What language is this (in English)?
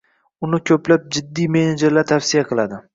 Uzbek